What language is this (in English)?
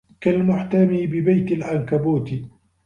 Arabic